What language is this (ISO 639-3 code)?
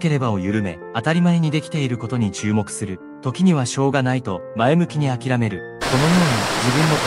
jpn